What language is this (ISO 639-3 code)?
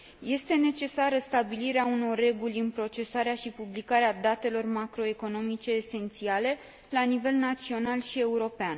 ron